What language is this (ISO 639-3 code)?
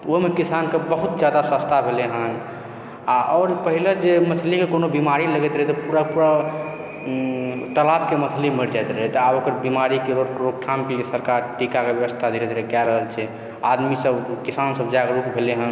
mai